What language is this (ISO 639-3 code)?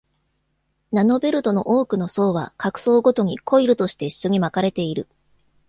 jpn